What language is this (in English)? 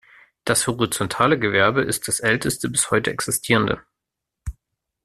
German